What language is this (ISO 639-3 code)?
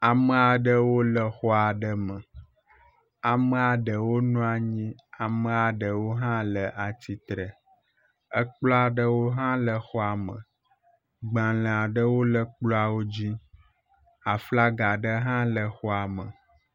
ewe